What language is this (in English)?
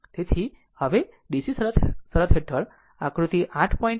Gujarati